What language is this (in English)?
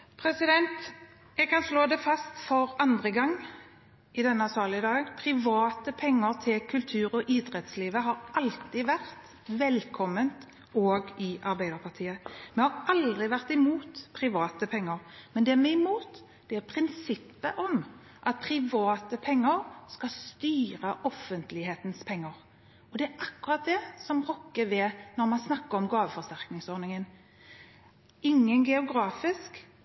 Norwegian Bokmål